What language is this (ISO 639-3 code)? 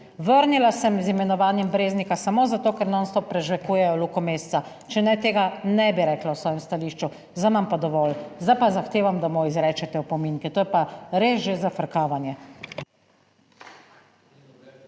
slv